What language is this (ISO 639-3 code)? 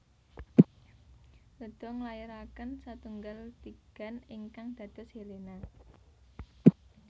jav